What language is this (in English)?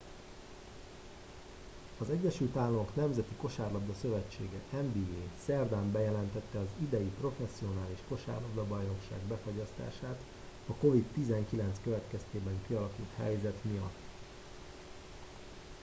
Hungarian